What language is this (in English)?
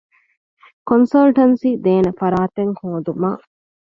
Divehi